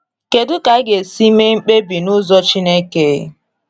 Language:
Igbo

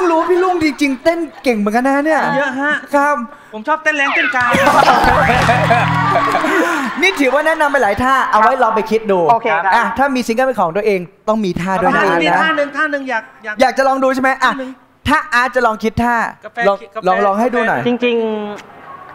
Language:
Thai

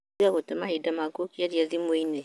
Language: Kikuyu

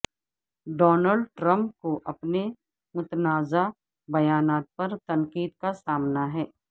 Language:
Urdu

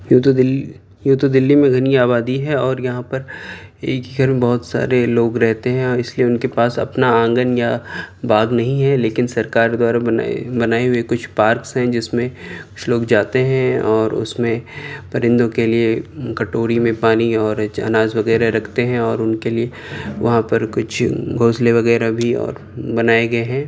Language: Urdu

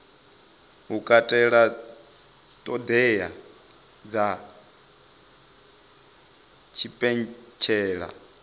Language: Venda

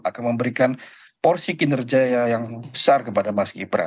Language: Indonesian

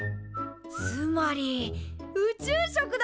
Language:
Japanese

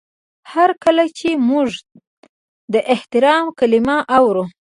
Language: Pashto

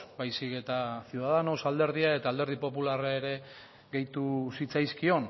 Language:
Basque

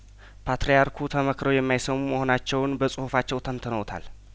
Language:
Amharic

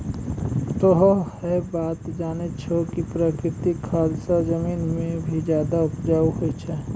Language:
Maithili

